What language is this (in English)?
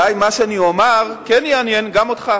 Hebrew